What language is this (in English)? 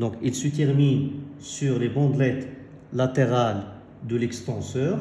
French